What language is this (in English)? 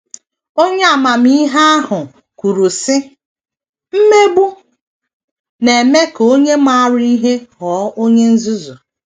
Igbo